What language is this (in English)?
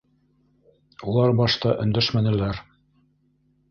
Bashkir